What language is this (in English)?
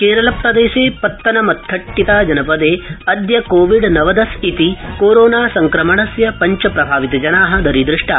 Sanskrit